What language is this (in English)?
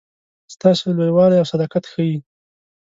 Pashto